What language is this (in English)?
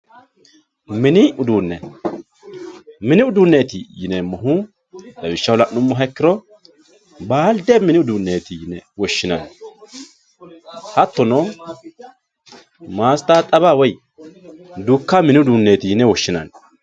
Sidamo